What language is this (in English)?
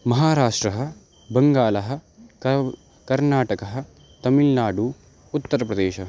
Sanskrit